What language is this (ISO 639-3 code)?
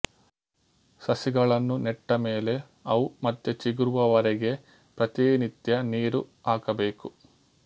kan